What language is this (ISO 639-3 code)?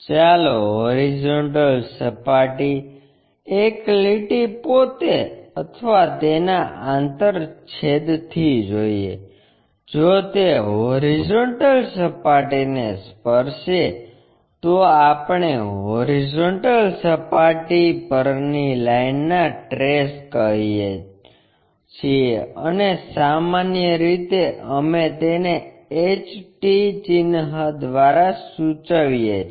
guj